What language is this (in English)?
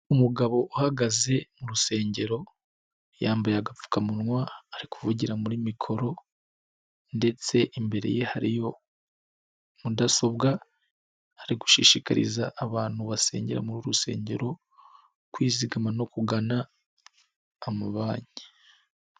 Kinyarwanda